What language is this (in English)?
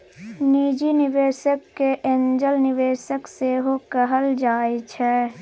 Maithili